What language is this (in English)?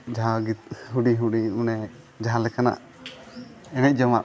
Santali